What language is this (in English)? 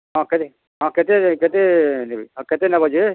Odia